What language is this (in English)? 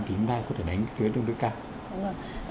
Vietnamese